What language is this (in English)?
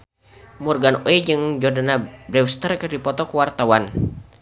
Sundanese